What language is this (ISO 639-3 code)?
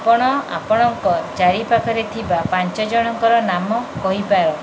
ori